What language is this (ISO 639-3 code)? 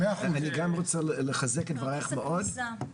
heb